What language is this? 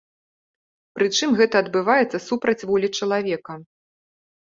Belarusian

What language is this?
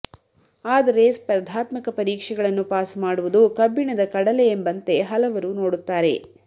Kannada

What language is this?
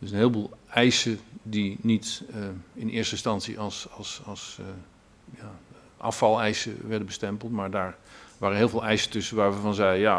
Dutch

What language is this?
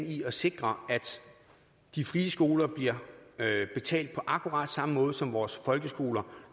Danish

